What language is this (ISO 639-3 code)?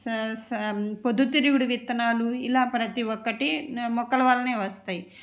tel